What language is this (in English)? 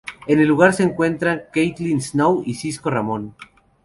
Spanish